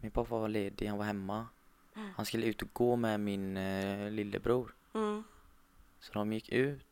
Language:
Swedish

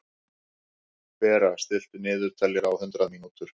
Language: Icelandic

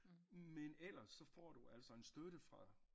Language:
Danish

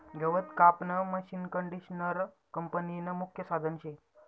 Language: Marathi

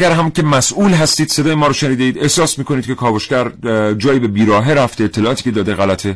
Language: Persian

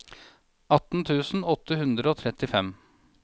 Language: Norwegian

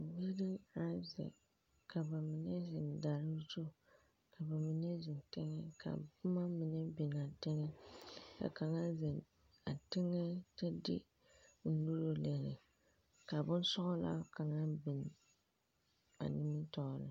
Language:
Southern Dagaare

